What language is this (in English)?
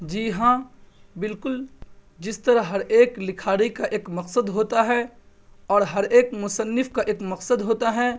Urdu